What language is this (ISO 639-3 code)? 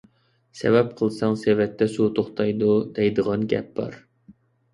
uig